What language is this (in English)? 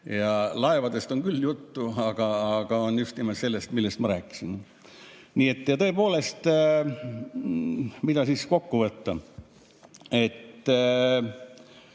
Estonian